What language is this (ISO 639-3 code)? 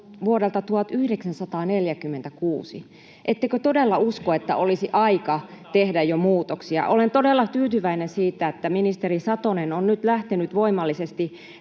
fin